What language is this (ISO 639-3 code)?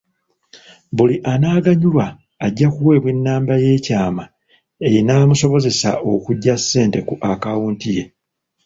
lug